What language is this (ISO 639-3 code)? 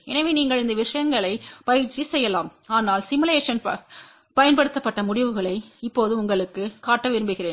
tam